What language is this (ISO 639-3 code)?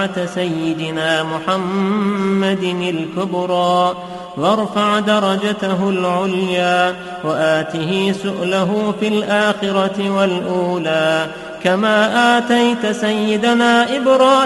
ara